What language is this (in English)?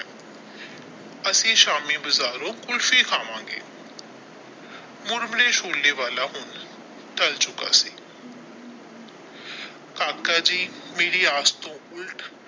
Punjabi